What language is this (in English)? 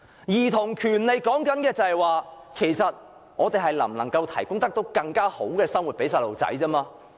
Cantonese